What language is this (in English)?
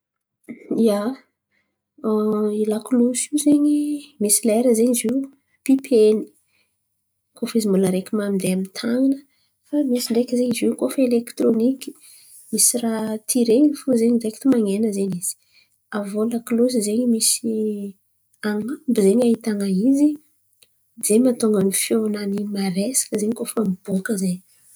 Antankarana Malagasy